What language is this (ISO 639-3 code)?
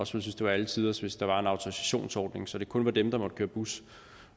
dan